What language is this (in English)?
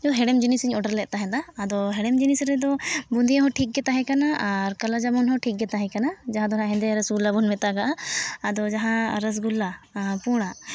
Santali